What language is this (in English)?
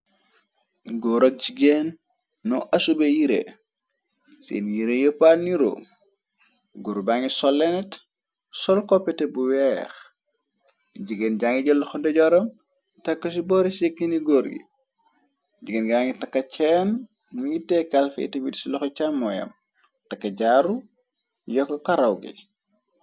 Wolof